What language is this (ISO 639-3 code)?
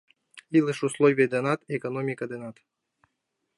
chm